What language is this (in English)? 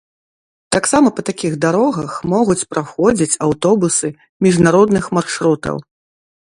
Belarusian